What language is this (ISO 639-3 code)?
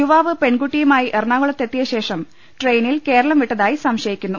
mal